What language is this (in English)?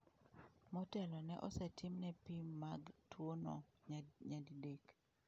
Luo (Kenya and Tanzania)